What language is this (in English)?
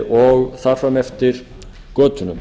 Icelandic